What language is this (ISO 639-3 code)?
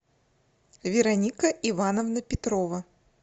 rus